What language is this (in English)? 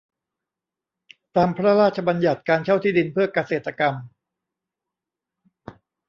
Thai